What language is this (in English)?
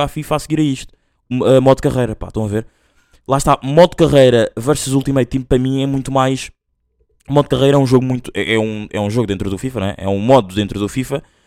Portuguese